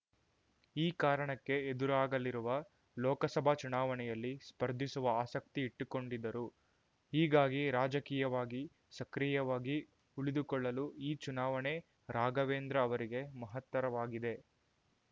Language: Kannada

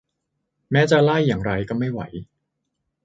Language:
Thai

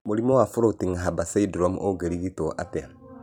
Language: Kikuyu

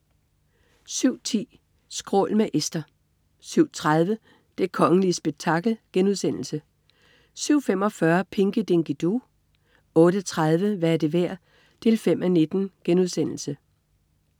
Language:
Danish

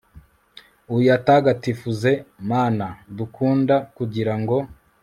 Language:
Kinyarwanda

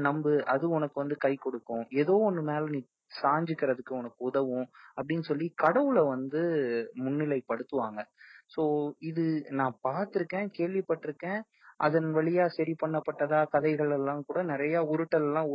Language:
Tamil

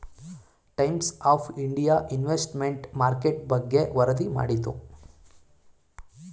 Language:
Kannada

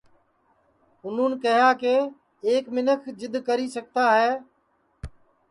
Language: Sansi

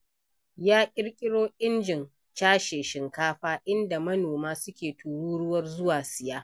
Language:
Hausa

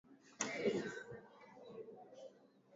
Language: Swahili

